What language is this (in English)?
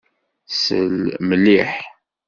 Kabyle